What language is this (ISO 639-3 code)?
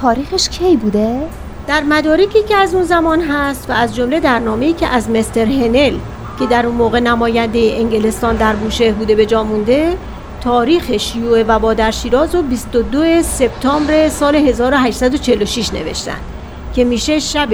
fas